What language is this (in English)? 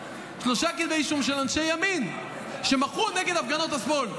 Hebrew